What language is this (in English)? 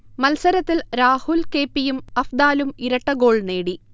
Malayalam